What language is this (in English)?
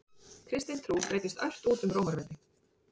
Icelandic